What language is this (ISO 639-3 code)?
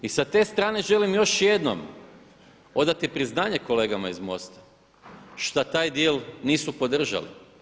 hrv